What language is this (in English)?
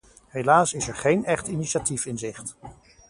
Dutch